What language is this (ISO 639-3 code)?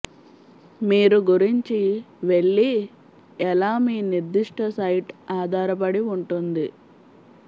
tel